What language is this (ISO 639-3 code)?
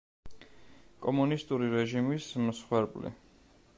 kat